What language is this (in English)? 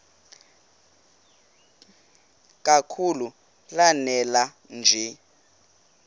Xhosa